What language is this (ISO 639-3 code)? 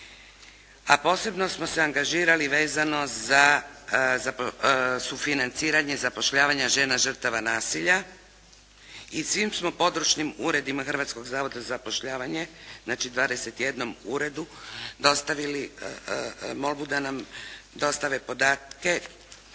hrv